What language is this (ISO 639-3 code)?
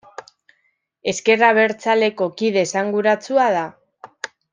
eus